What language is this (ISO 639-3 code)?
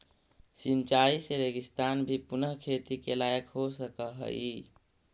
mag